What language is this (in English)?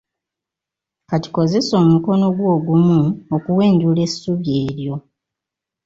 Ganda